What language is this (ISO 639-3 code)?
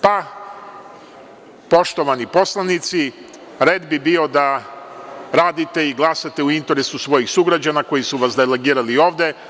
srp